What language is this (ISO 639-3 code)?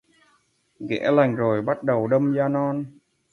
vie